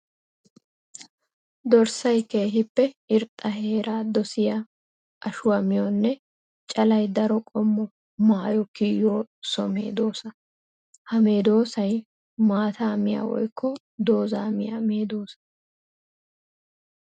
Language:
Wolaytta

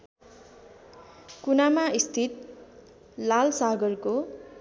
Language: Nepali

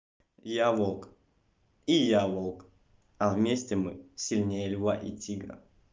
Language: Russian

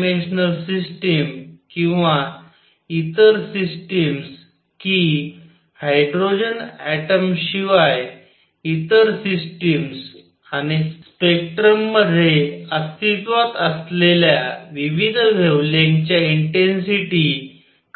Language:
Marathi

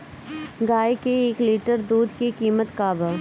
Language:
Bhojpuri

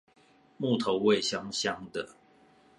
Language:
Chinese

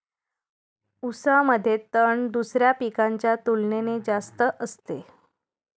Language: Marathi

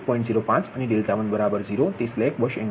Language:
Gujarati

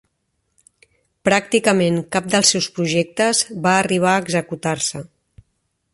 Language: Catalan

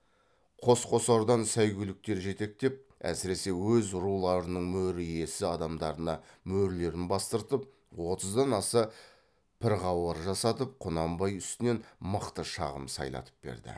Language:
Kazakh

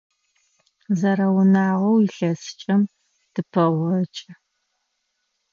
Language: Adyghe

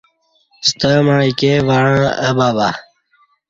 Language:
Kati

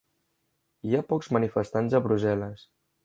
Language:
Catalan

